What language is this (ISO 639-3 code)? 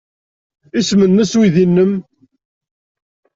kab